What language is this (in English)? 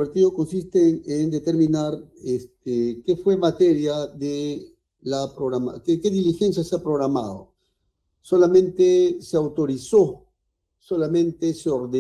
Spanish